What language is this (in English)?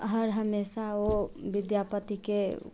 Maithili